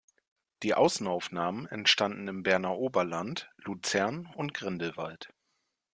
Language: German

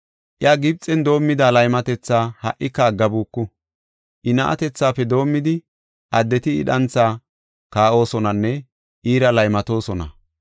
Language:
Gofa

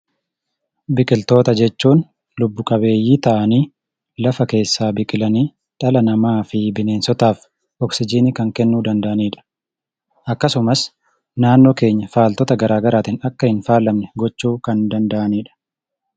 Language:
Oromo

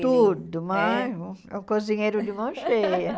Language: Portuguese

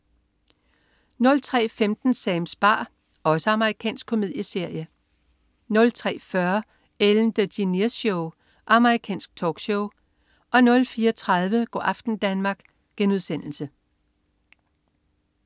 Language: Danish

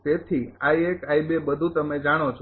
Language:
Gujarati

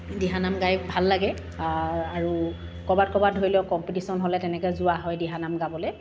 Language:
Assamese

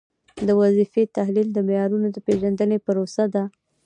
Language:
Pashto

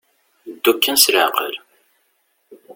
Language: Kabyle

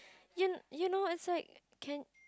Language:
English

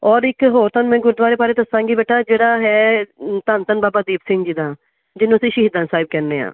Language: Punjabi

